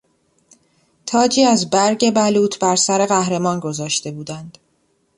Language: Persian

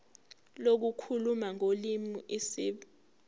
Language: Zulu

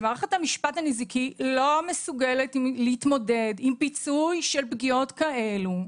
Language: Hebrew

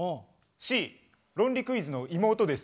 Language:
Japanese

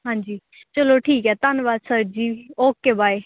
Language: Punjabi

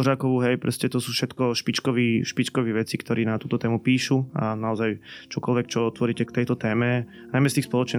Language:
Slovak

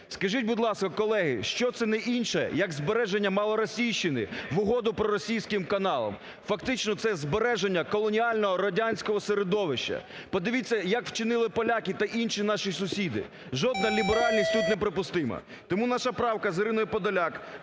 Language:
Ukrainian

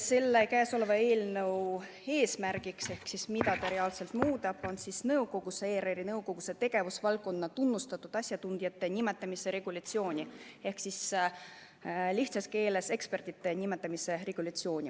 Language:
Estonian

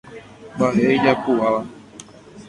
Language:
Guarani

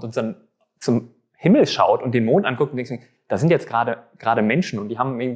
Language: German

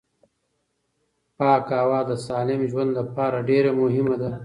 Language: Pashto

